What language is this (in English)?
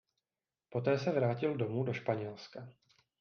Czech